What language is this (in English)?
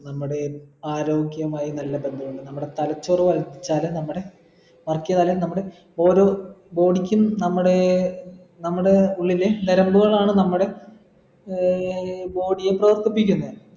Malayalam